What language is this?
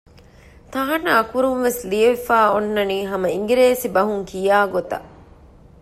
Divehi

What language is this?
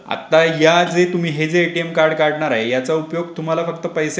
Marathi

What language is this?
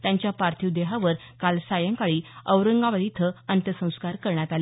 Marathi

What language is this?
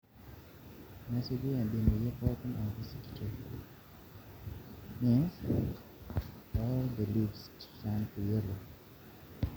Masai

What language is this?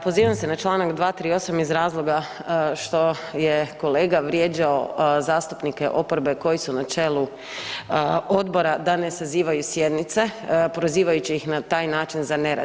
Croatian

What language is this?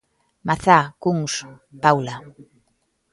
Galician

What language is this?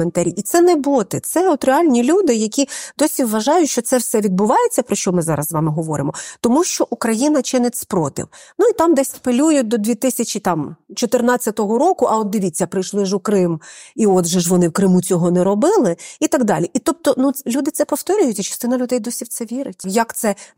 Ukrainian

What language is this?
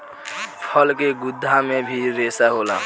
Bhojpuri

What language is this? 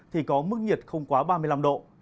Vietnamese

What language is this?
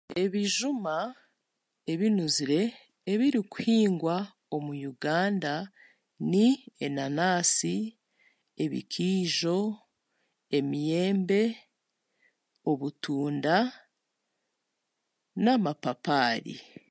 Chiga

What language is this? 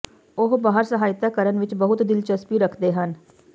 Punjabi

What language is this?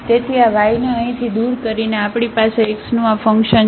Gujarati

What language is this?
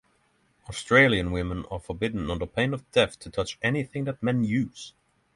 English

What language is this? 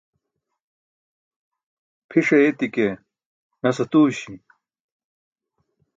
Burushaski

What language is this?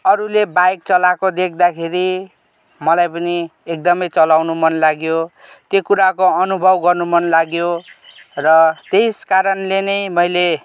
Nepali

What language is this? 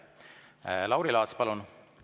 Estonian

